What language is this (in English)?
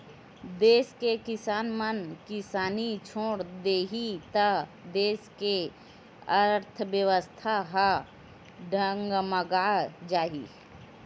Chhattisgarhi